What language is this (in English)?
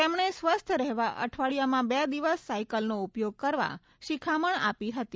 Gujarati